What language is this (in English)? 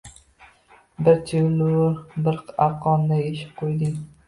Uzbek